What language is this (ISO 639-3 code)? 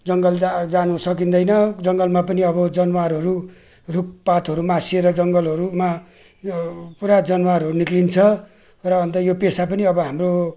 nep